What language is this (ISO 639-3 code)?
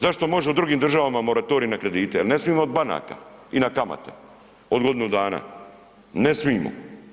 hrv